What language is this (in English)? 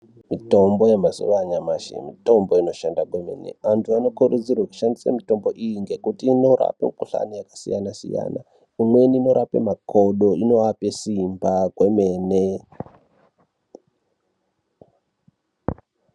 Ndau